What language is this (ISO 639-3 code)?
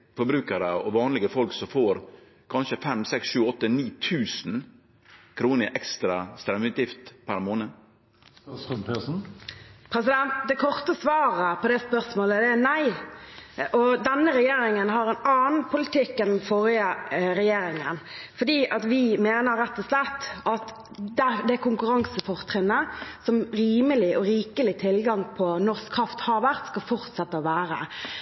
nor